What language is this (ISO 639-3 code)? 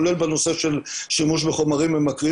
heb